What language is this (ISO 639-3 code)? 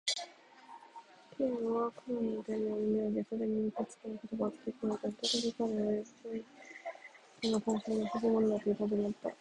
jpn